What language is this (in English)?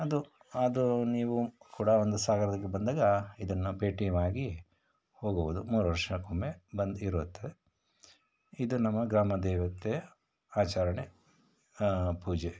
Kannada